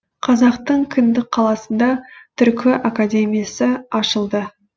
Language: Kazakh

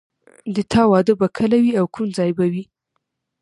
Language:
Pashto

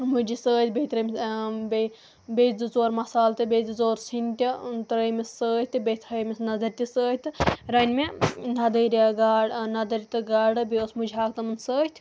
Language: Kashmiri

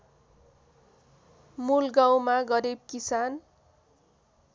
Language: Nepali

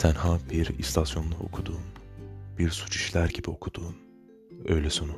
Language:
Turkish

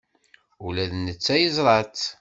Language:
Kabyle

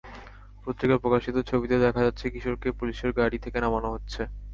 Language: Bangla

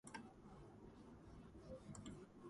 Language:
Georgian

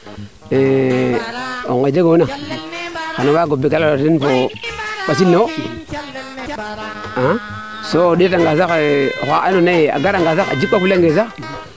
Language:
Serer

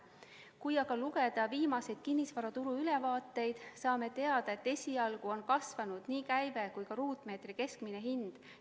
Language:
Estonian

